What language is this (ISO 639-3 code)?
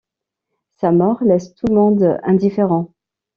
fra